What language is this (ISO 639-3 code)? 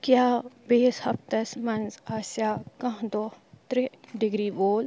kas